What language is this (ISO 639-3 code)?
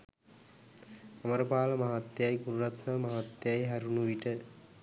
sin